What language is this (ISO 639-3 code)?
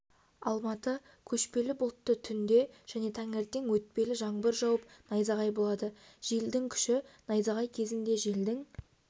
kaz